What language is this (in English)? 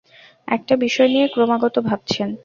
Bangla